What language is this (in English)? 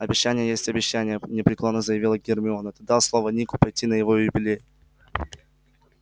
Russian